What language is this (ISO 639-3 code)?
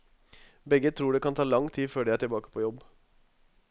nor